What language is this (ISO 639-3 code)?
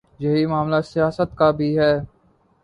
urd